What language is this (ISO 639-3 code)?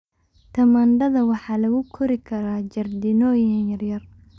som